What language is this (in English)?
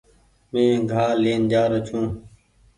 Goaria